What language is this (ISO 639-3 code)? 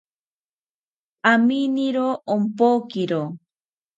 cpy